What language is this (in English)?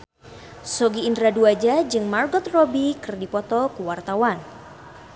Sundanese